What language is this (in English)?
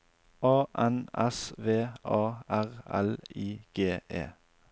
Norwegian